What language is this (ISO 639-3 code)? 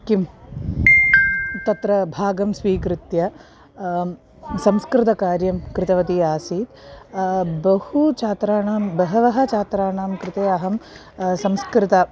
san